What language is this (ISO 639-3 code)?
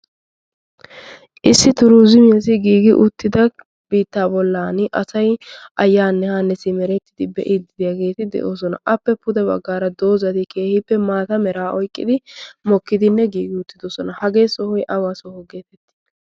wal